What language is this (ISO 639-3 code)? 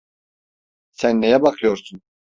tur